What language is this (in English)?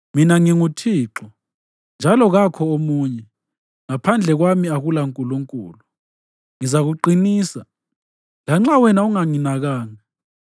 North Ndebele